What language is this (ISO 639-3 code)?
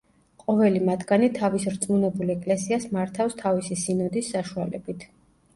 kat